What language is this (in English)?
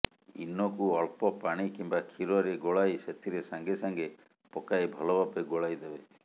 Odia